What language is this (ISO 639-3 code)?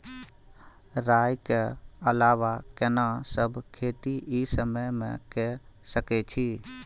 mai